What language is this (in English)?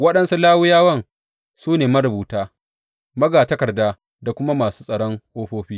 Hausa